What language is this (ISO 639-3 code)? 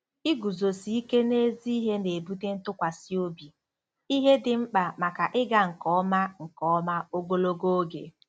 ibo